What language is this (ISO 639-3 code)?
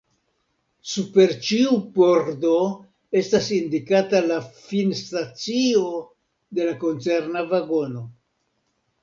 epo